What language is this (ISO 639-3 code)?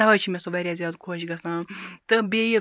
kas